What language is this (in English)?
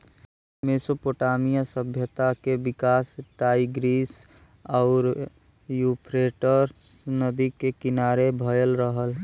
Bhojpuri